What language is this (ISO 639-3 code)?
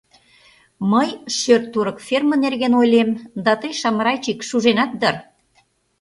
chm